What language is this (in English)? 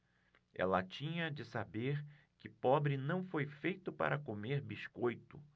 Portuguese